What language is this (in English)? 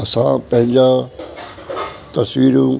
Sindhi